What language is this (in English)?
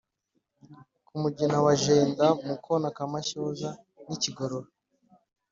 Kinyarwanda